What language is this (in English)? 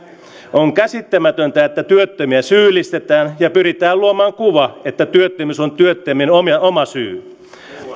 Finnish